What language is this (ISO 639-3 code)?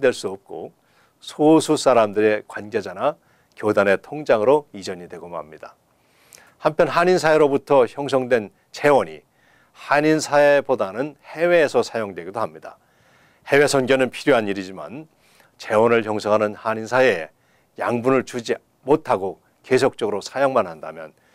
kor